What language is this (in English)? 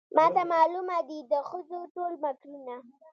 Pashto